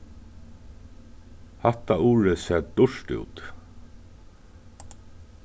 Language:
Faroese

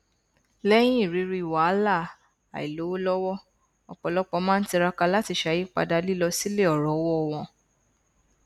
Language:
Yoruba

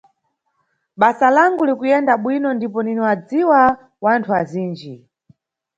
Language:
Nyungwe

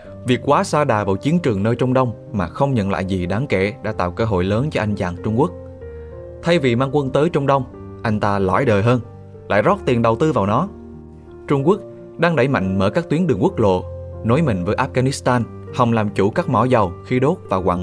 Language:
Vietnamese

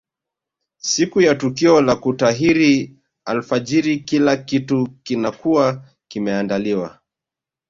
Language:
Swahili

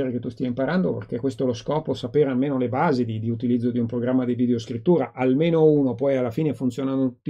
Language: Italian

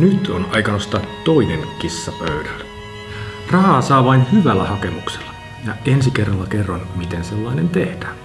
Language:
Finnish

